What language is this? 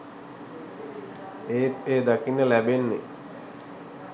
Sinhala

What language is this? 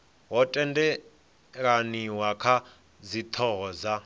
Venda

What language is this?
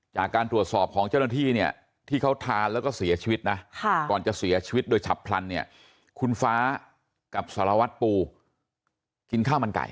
Thai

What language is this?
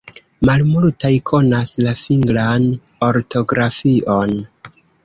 Esperanto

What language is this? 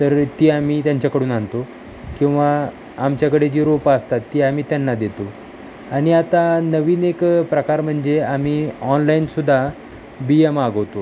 Marathi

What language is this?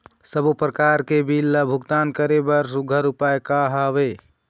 Chhattisgarhi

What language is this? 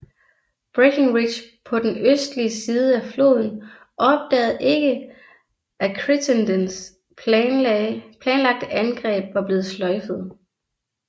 Danish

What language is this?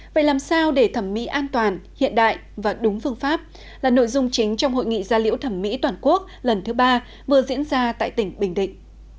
Vietnamese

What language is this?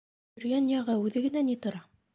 Bashkir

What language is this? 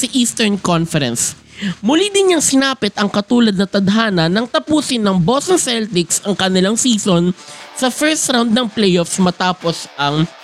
Filipino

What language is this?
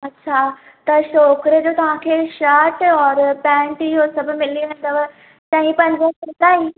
Sindhi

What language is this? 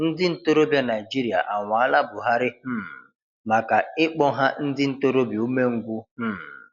Igbo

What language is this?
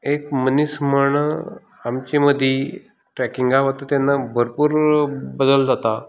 Konkani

